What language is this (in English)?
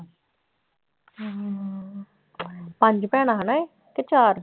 Punjabi